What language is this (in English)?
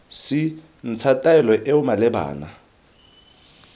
Tswana